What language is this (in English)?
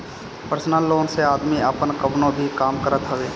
Bhojpuri